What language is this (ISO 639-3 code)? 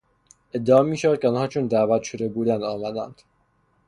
fas